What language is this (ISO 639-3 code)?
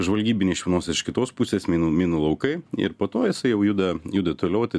lit